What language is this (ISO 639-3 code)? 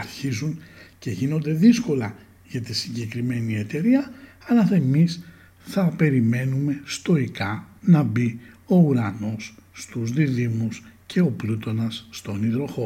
ell